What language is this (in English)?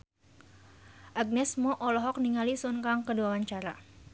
Sundanese